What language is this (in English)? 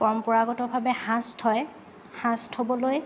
Assamese